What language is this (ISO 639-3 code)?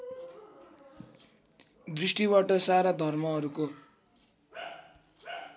nep